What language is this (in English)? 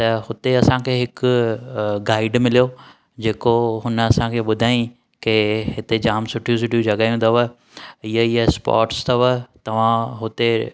Sindhi